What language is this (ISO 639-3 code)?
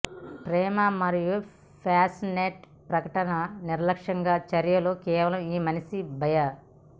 tel